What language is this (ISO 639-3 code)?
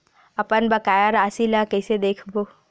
hne